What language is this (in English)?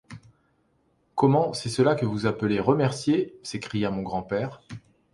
French